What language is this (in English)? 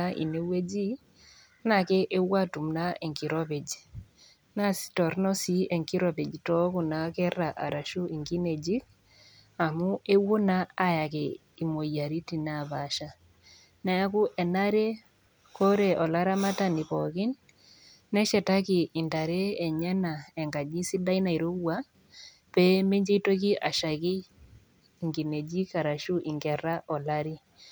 Masai